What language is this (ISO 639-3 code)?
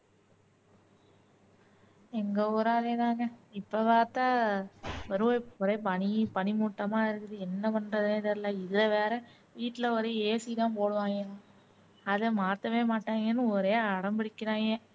tam